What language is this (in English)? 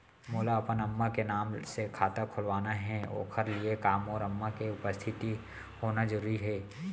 Chhattisgarhi